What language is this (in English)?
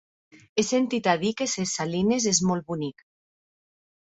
Catalan